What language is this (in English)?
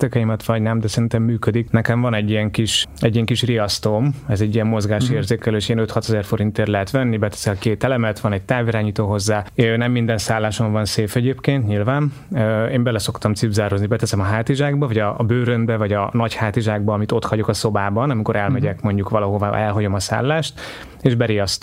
Hungarian